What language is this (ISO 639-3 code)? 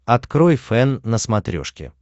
rus